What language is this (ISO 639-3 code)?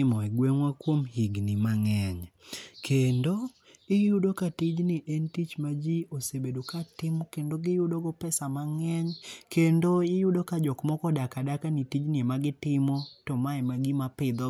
luo